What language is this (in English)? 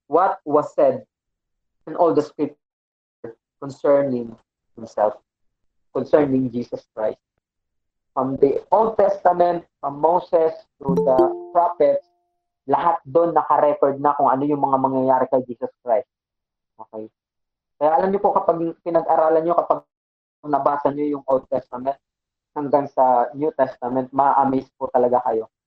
Filipino